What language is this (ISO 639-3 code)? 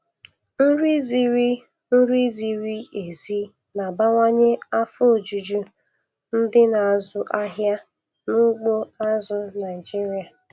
ibo